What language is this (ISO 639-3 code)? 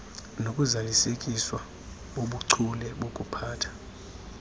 xho